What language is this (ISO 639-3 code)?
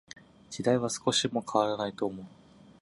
jpn